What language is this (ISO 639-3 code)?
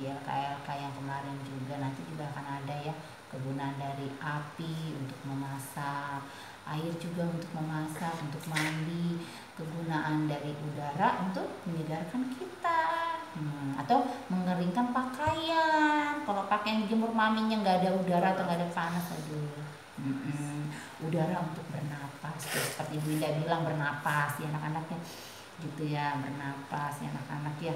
ind